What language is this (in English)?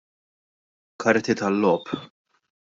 Maltese